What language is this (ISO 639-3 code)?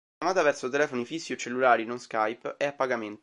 ita